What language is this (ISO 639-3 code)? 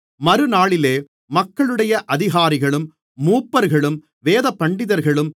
tam